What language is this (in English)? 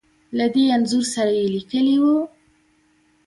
Pashto